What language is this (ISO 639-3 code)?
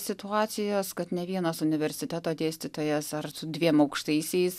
lit